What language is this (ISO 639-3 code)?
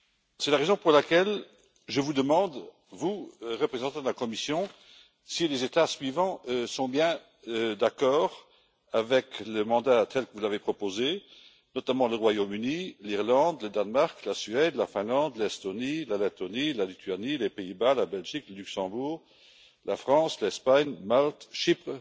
fra